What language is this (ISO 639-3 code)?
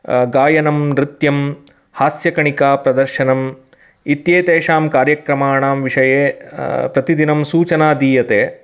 san